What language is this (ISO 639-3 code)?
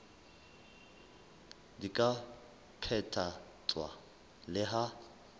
sot